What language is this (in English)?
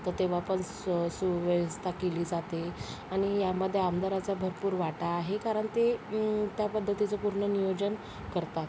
Marathi